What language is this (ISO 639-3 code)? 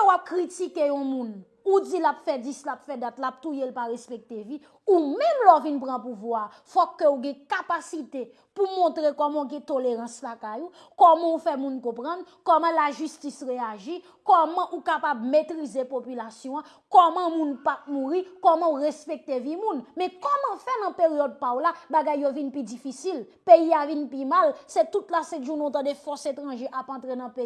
fra